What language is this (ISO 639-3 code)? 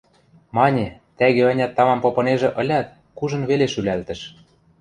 mrj